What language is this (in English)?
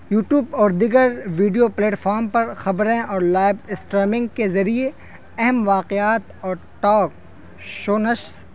Urdu